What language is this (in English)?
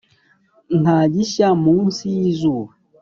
Kinyarwanda